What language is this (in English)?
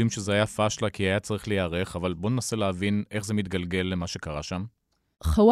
Hebrew